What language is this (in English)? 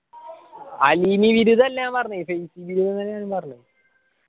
Malayalam